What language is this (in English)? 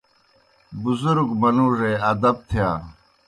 Kohistani Shina